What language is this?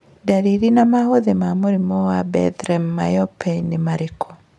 Kikuyu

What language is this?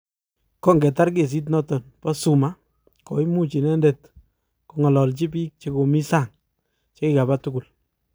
Kalenjin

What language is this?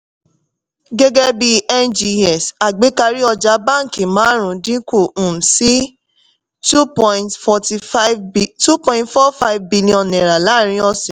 Yoruba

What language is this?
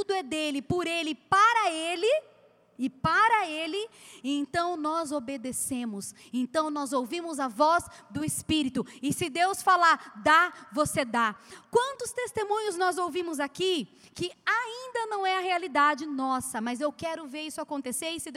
Portuguese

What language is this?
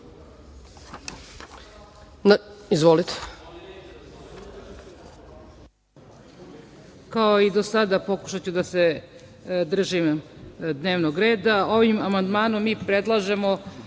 Serbian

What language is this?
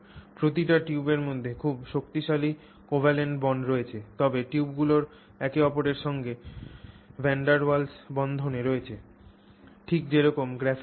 Bangla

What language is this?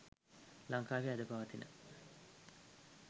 Sinhala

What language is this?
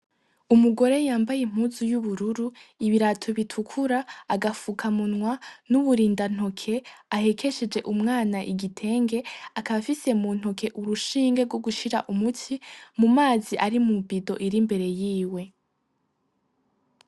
Rundi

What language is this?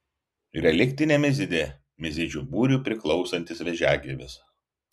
Lithuanian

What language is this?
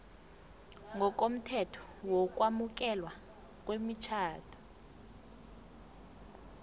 South Ndebele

